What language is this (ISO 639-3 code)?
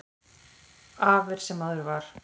isl